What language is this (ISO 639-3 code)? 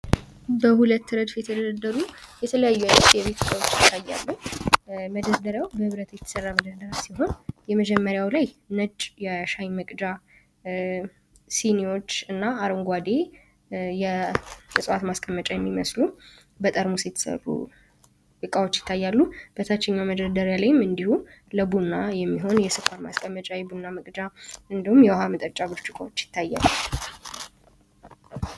amh